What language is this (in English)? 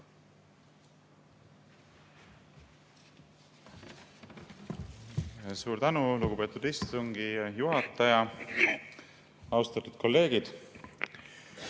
Estonian